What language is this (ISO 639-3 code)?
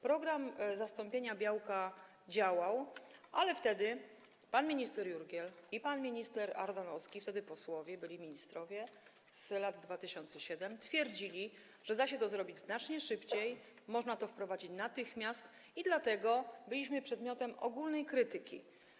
pol